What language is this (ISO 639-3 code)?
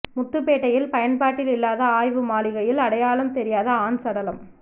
tam